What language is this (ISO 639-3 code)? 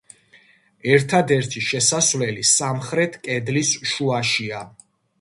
kat